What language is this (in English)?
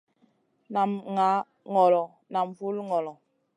Masana